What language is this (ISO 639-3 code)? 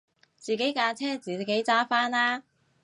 yue